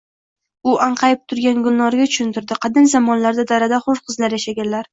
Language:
Uzbek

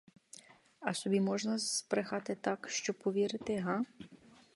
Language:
Ukrainian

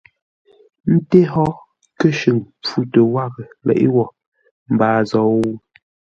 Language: Ngombale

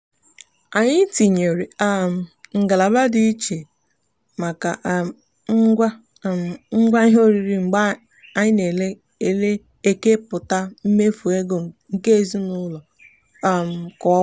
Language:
Igbo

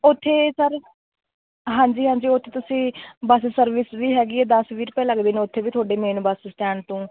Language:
Punjabi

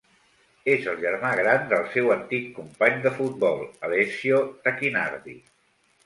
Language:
Catalan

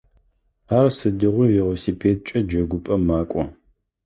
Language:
Adyghe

